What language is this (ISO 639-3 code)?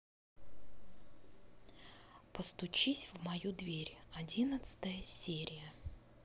rus